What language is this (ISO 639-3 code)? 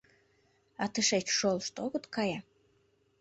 chm